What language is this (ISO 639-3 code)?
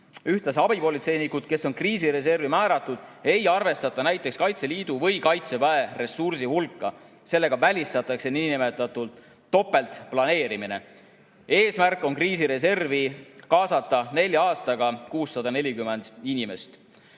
est